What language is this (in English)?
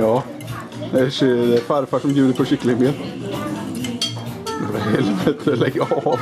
Swedish